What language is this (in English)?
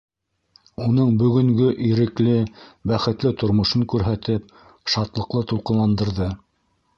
Bashkir